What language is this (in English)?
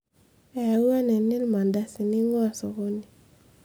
Masai